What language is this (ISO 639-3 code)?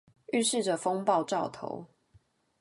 zho